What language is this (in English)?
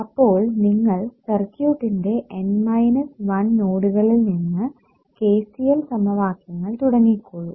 Malayalam